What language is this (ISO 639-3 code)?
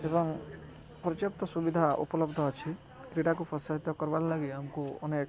ori